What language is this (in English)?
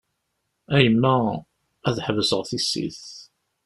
Kabyle